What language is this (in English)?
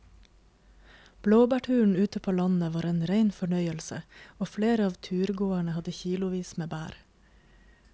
Norwegian